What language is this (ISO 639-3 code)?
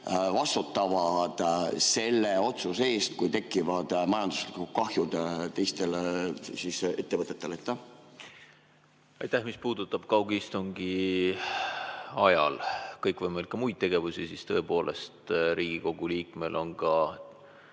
est